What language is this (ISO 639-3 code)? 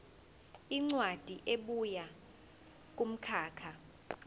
zul